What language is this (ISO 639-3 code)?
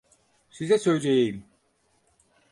tur